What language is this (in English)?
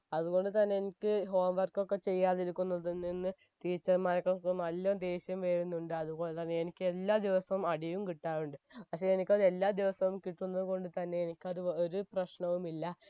Malayalam